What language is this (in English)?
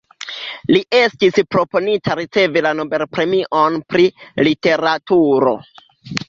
Esperanto